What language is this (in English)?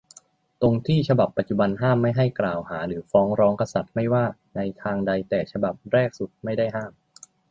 Thai